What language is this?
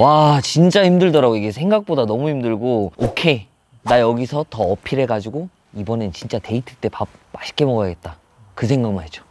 Korean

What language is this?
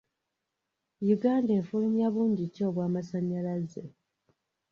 Ganda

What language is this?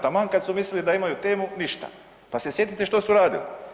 Croatian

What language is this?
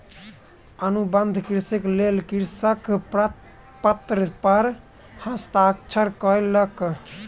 Maithili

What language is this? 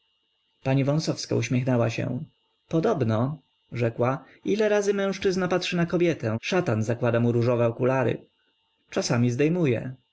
Polish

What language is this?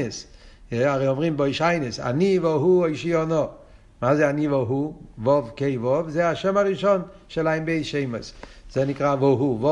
Hebrew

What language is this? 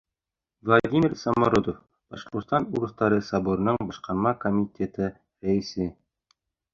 Bashkir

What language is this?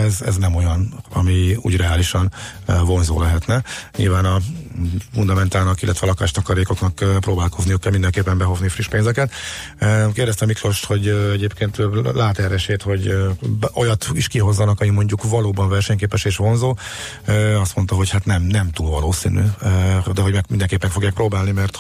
Hungarian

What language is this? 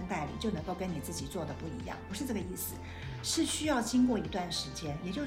Chinese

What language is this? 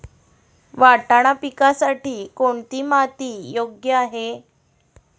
Marathi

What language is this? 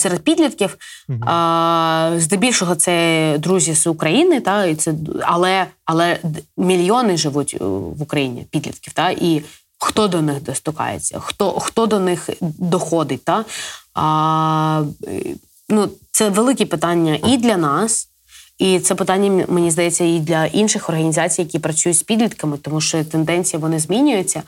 Ukrainian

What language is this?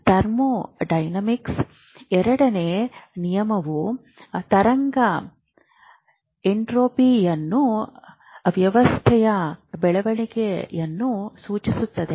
Kannada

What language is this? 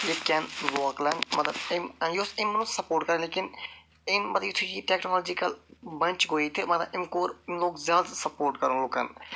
Kashmiri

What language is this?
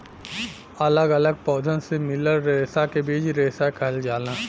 Bhojpuri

